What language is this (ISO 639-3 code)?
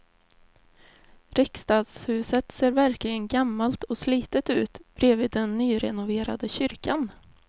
swe